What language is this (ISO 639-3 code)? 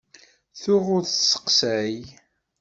kab